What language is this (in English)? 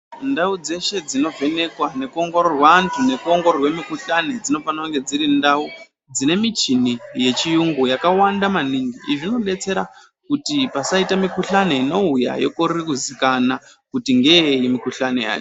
Ndau